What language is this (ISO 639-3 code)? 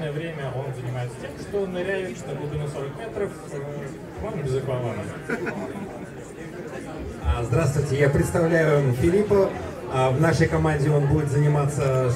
rus